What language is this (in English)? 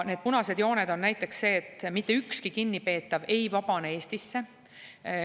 Estonian